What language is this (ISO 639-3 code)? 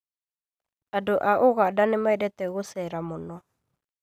kik